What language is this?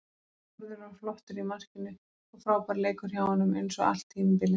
Icelandic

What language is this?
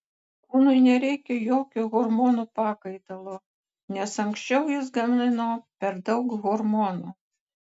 Lithuanian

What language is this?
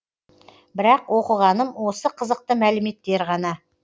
Kazakh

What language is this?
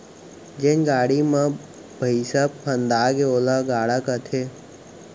Chhattisgarhi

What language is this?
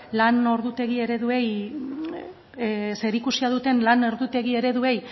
Basque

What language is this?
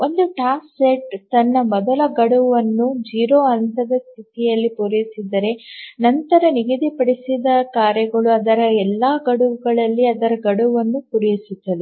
Kannada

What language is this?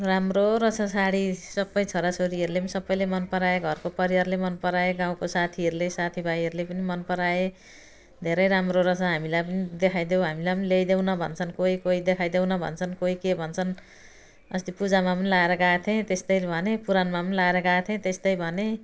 Nepali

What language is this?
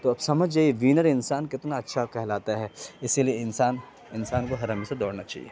Urdu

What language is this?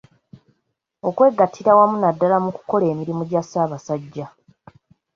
Ganda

